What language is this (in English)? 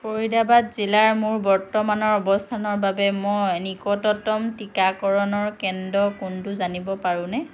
Assamese